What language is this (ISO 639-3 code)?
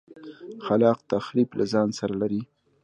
pus